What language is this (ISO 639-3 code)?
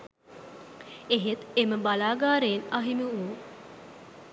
sin